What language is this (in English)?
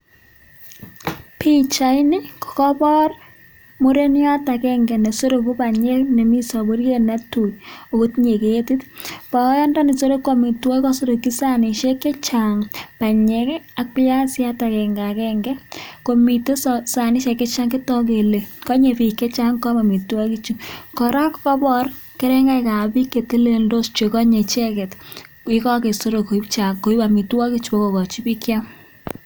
Kalenjin